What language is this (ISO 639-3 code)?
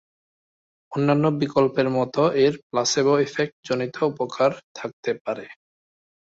ben